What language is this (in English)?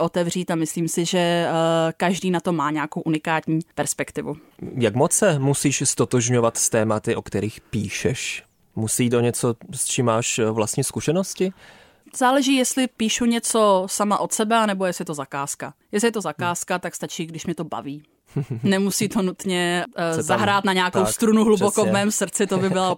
Czech